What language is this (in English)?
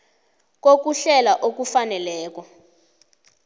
South Ndebele